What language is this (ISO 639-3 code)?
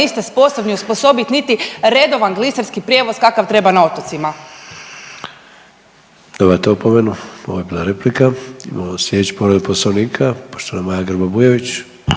hrv